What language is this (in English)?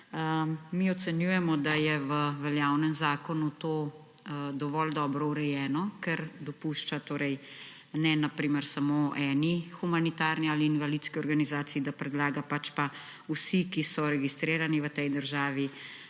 Slovenian